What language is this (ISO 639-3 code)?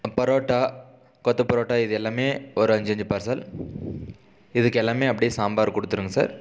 tam